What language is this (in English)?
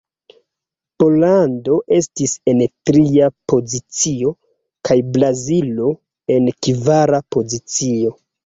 Esperanto